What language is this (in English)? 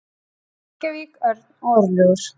Icelandic